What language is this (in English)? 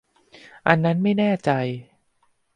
Thai